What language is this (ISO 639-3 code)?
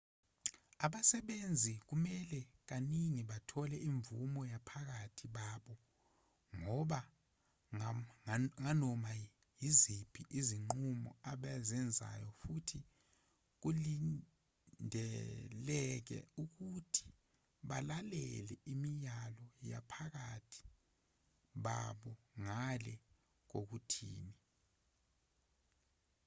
zul